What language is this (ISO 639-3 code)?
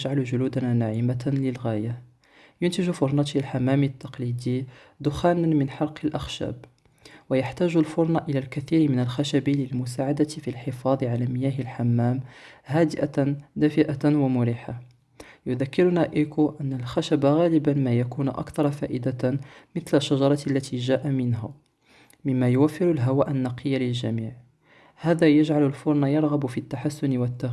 ara